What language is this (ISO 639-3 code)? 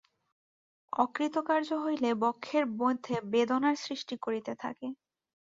ben